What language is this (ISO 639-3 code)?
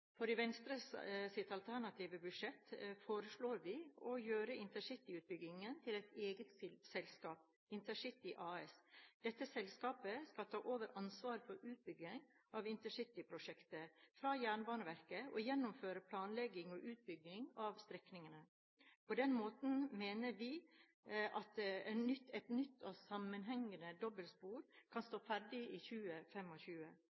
nob